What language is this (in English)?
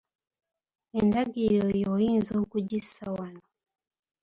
Ganda